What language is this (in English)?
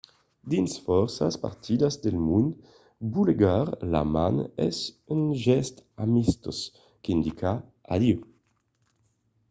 Occitan